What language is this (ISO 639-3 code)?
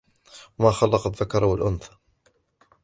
ara